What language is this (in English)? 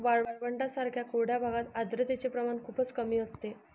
Marathi